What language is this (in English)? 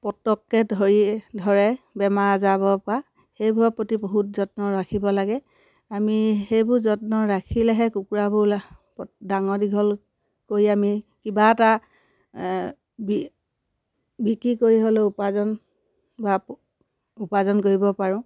Assamese